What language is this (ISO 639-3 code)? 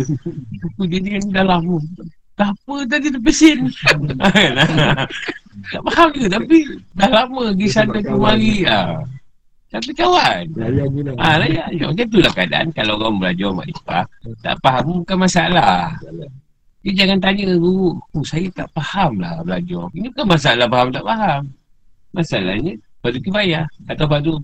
msa